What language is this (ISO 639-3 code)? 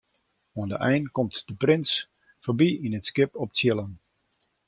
fry